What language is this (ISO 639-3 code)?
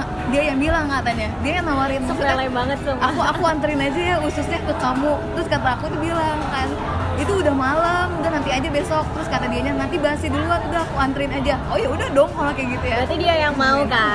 ind